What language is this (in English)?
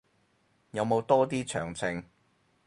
Cantonese